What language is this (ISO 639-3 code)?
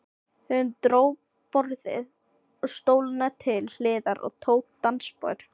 isl